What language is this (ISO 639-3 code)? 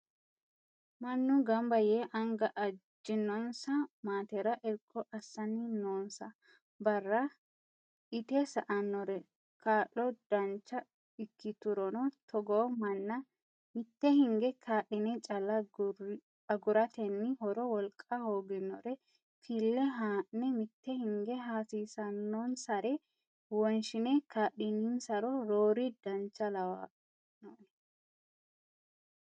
sid